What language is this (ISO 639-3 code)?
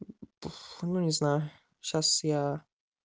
rus